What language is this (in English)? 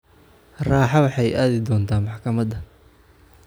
Somali